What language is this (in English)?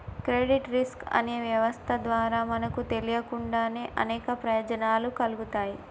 Telugu